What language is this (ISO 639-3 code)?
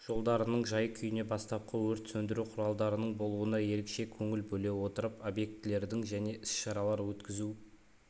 kaz